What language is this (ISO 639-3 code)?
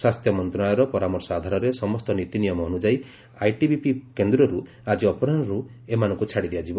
ori